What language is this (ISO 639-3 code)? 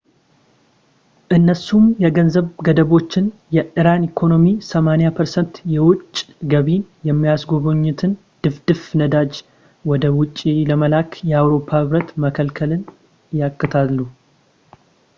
amh